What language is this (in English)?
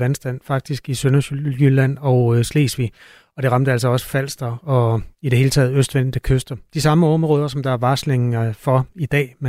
Danish